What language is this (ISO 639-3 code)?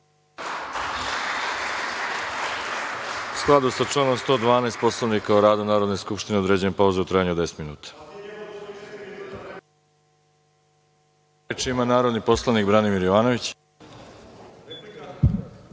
srp